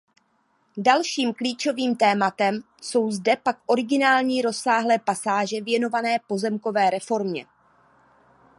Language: Czech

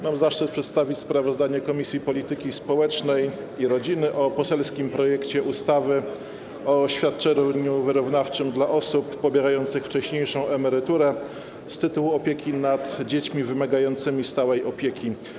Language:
Polish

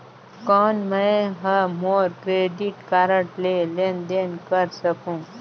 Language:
Chhattisgarhi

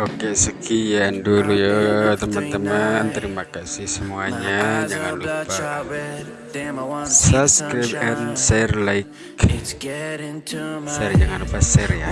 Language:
Indonesian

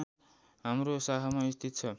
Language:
Nepali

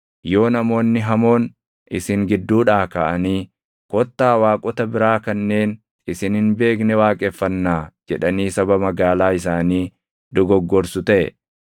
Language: Oromo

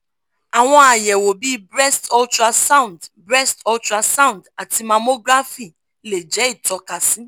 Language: Yoruba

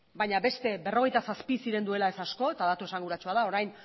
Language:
Basque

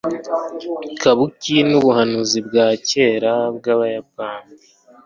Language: Kinyarwanda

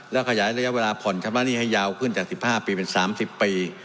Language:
Thai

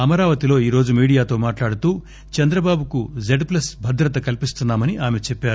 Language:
Telugu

